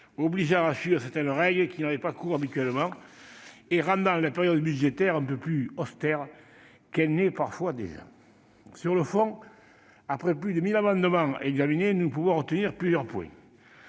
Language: French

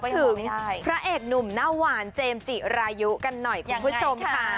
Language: Thai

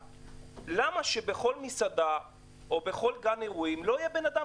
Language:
Hebrew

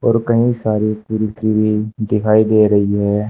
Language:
Hindi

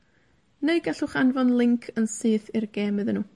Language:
Welsh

